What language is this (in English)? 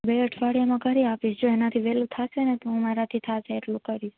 Gujarati